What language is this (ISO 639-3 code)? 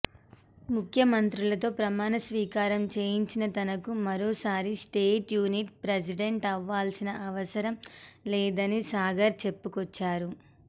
tel